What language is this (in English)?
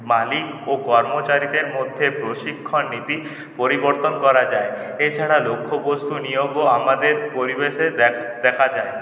Bangla